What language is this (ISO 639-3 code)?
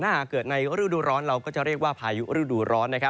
tha